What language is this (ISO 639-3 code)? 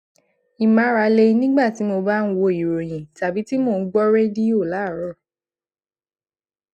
yor